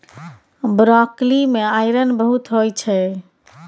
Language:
Maithili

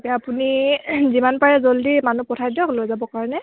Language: Assamese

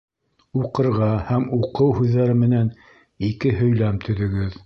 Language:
Bashkir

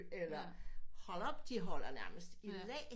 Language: Danish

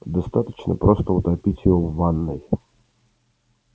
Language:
Russian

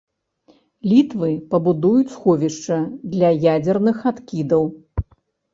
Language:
Belarusian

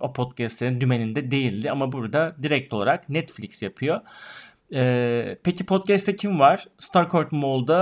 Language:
Turkish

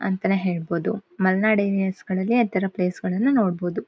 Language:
Kannada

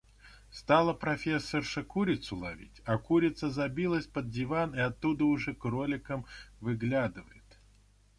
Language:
Russian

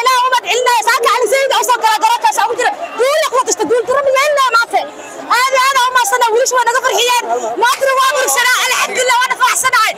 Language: Arabic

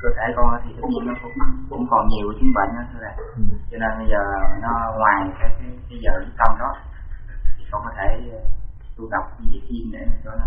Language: Vietnamese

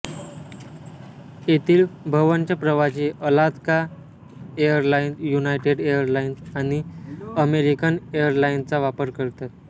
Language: Marathi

